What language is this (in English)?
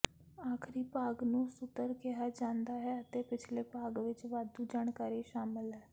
Punjabi